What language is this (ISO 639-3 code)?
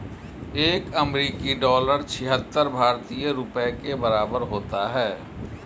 hin